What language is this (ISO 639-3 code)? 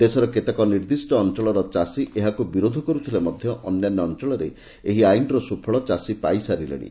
ori